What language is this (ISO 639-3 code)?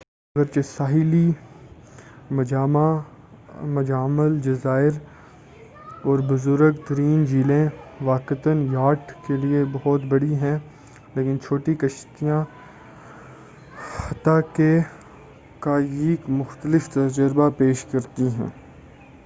urd